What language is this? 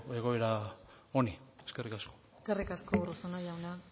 Basque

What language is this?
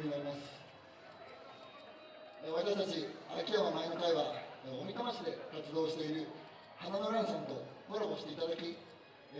Japanese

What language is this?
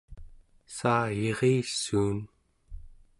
Central Yupik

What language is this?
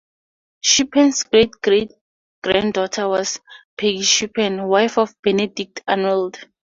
English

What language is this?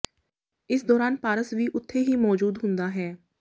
Punjabi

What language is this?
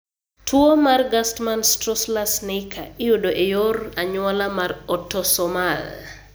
Luo (Kenya and Tanzania)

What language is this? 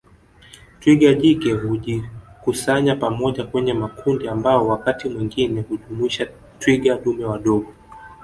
Swahili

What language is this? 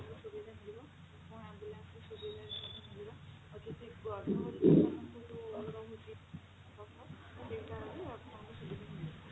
Odia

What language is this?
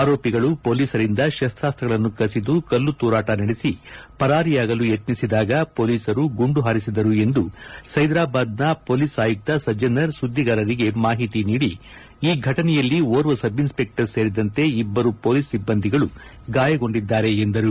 Kannada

